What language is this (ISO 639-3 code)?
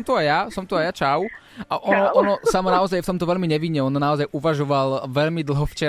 slk